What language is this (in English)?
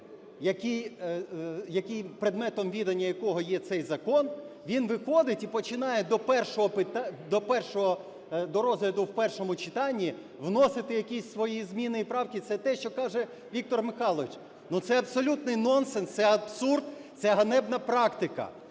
Ukrainian